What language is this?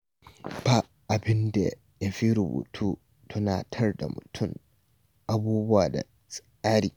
Hausa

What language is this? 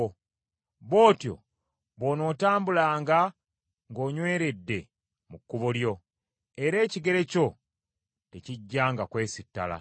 Ganda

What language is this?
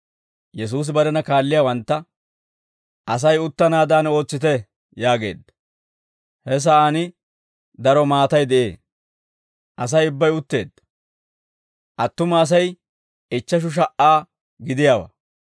Dawro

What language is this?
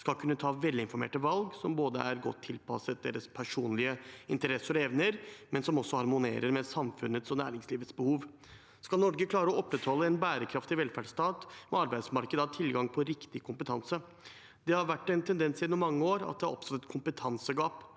Norwegian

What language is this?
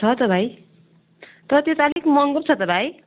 Nepali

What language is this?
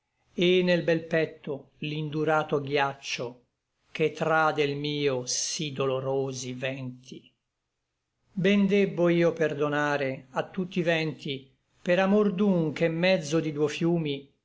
Italian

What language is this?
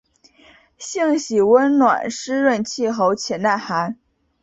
Chinese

